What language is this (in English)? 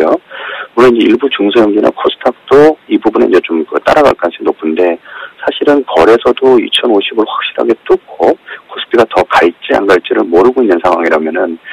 Korean